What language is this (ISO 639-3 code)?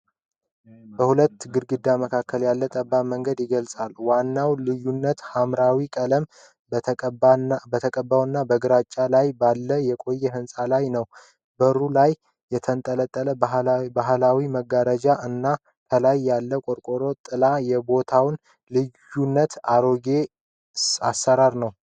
amh